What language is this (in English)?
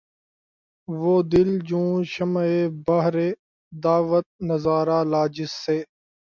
Urdu